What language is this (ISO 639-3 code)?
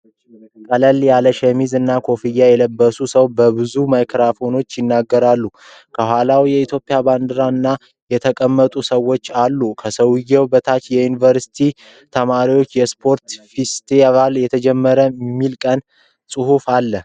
amh